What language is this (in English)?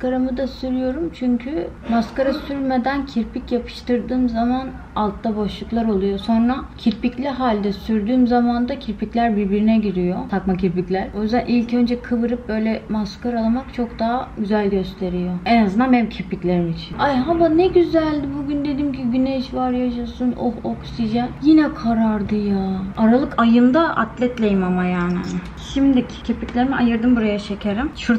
Turkish